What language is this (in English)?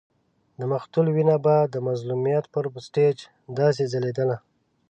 Pashto